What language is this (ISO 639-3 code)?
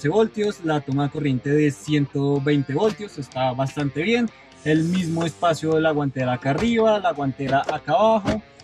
spa